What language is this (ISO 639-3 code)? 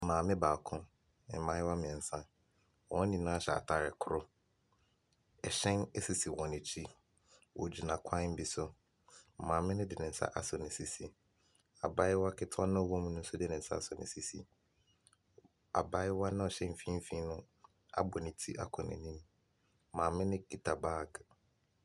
aka